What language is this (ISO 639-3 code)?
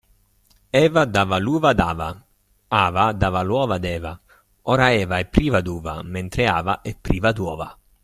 ita